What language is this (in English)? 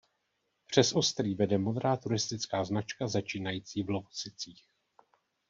Czech